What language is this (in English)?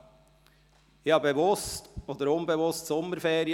Swiss German